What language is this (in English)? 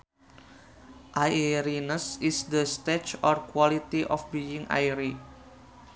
Sundanese